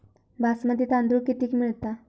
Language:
Marathi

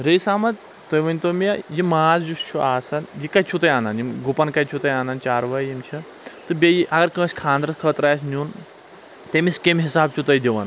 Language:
Kashmiri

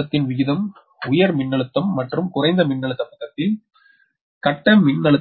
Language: Tamil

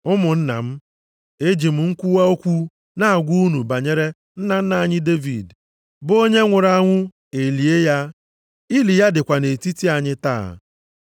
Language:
Igbo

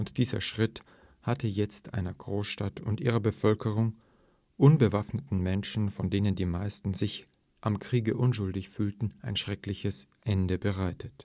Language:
German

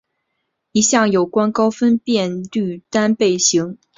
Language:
Chinese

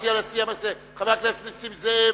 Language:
Hebrew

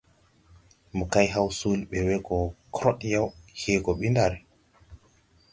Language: Tupuri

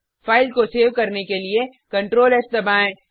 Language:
Hindi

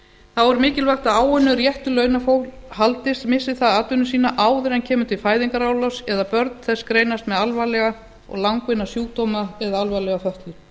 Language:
Icelandic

